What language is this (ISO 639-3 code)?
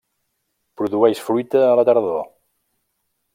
cat